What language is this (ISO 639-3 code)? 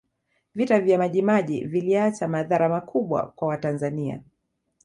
swa